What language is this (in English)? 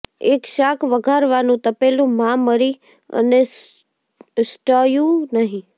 Gujarati